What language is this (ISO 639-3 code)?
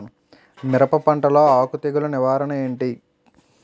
tel